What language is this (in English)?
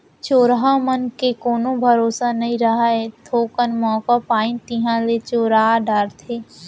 Chhattisgarhi